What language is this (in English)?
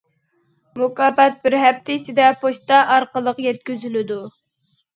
Uyghur